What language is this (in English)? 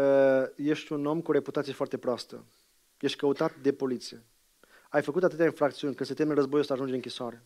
Romanian